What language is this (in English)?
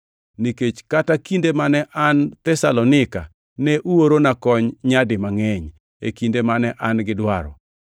Luo (Kenya and Tanzania)